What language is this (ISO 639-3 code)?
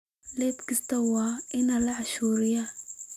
som